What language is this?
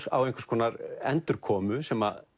Icelandic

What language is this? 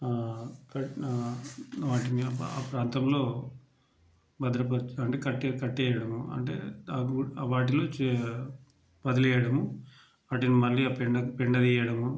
Telugu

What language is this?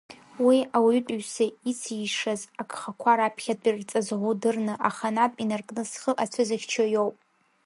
Abkhazian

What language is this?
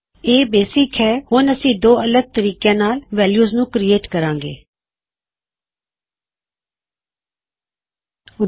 Punjabi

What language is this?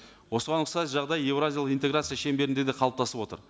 Kazakh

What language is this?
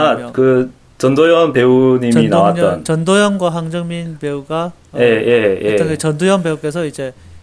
Korean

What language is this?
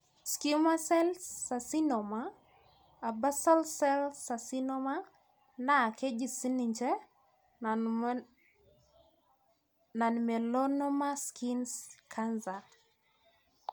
Masai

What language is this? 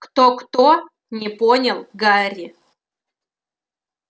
Russian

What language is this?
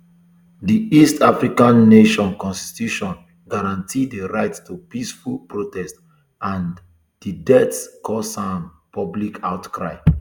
Nigerian Pidgin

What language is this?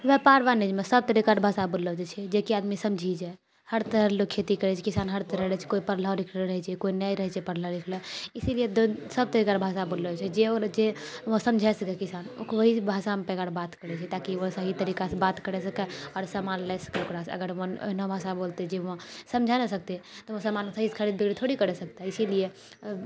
Maithili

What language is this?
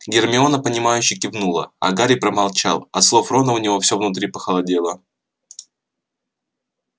Russian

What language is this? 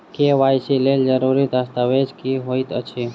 Maithili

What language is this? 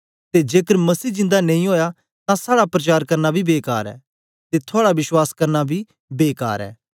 Dogri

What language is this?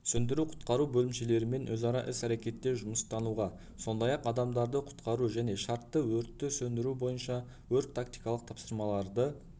Kazakh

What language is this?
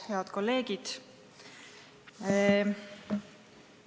Estonian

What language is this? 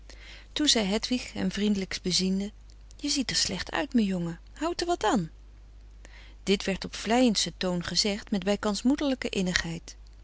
Dutch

